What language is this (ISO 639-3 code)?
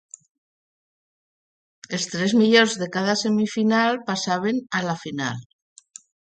cat